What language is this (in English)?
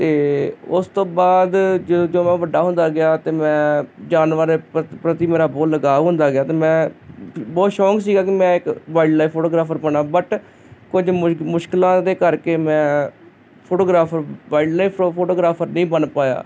Punjabi